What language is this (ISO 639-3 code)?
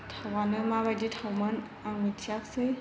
brx